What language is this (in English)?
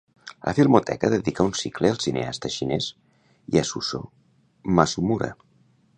Catalan